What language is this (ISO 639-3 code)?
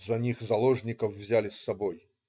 rus